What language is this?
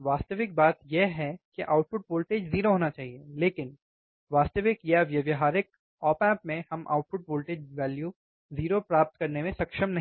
Hindi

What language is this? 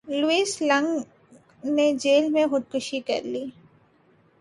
Urdu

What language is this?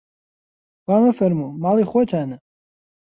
Central Kurdish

